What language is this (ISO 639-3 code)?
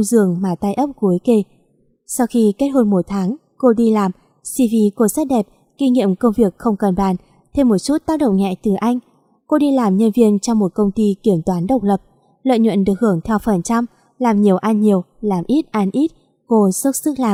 vie